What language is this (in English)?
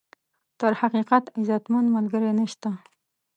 Pashto